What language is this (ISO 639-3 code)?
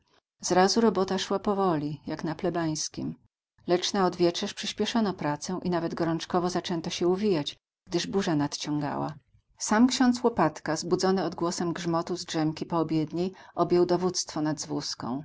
pol